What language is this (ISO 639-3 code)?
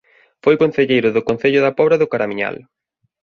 glg